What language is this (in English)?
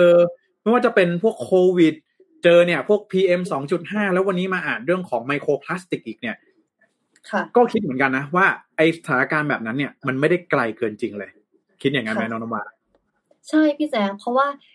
Thai